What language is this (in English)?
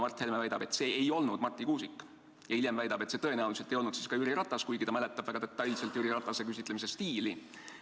Estonian